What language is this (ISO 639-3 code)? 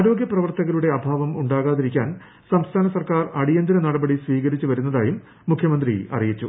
mal